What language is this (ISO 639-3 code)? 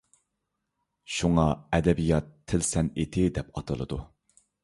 uig